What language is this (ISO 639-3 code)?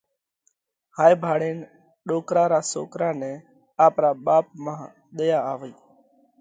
kvx